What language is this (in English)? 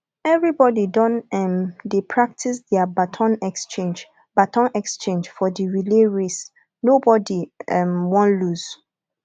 Nigerian Pidgin